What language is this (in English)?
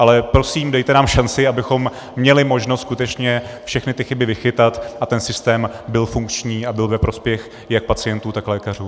Czech